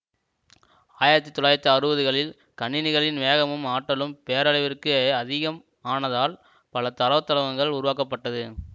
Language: Tamil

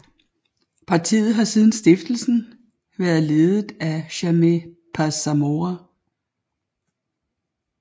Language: Danish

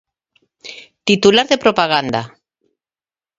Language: Galician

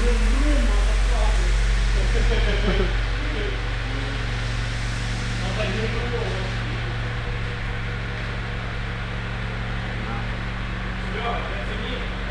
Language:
Russian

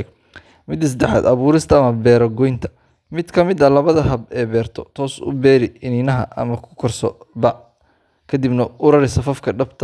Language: Somali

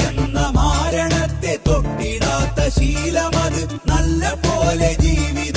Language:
Malayalam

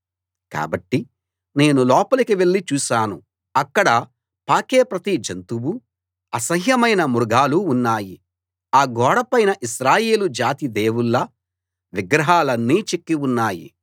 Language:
Telugu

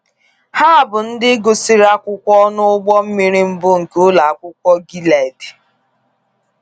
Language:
Igbo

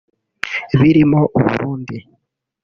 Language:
Kinyarwanda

